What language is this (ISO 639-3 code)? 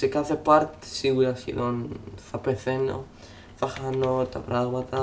ell